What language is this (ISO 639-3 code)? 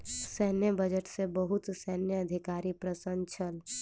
mai